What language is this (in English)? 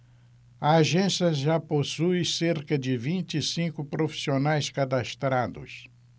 Portuguese